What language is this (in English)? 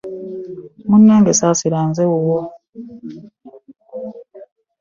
Ganda